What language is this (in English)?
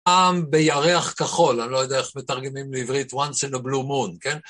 Hebrew